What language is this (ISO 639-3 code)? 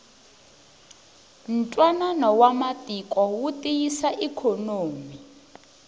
tso